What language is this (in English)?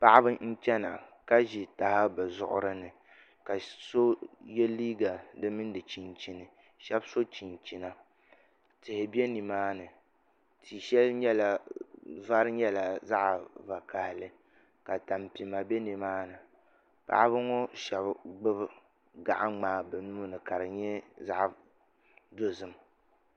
Dagbani